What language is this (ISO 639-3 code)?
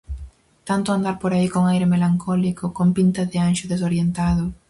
glg